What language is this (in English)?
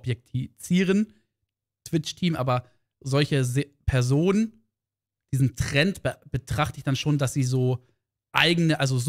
German